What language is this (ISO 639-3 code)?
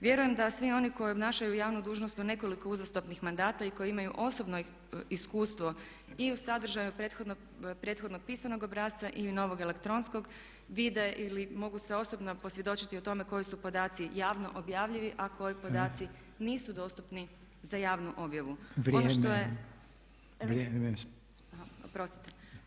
hrv